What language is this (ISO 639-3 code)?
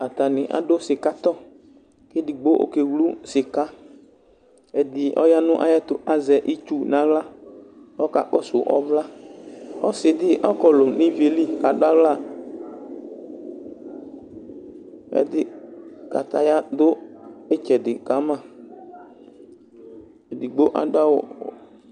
kpo